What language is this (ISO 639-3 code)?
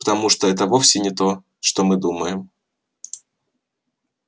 rus